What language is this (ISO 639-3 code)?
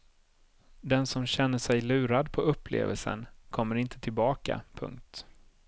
swe